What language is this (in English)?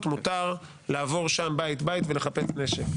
Hebrew